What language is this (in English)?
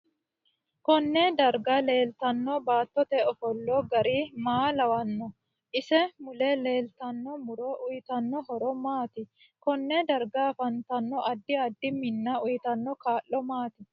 Sidamo